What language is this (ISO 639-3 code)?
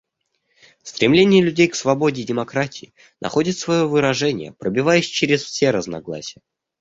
rus